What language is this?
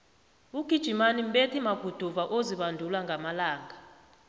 South Ndebele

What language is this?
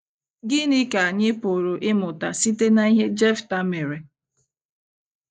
Igbo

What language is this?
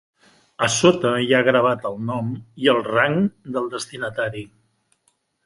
Catalan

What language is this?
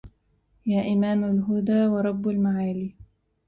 Arabic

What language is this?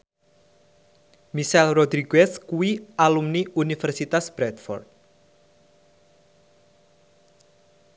Javanese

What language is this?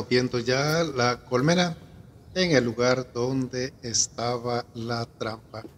Spanish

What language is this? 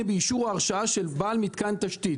Hebrew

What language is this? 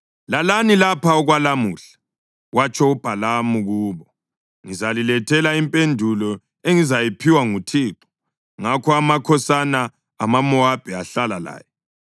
North Ndebele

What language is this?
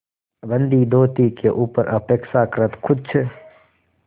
Hindi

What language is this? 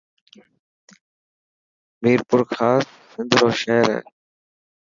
Dhatki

